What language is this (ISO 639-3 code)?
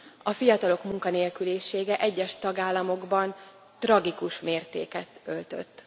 hun